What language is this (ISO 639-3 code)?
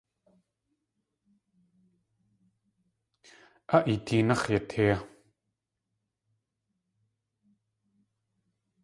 tli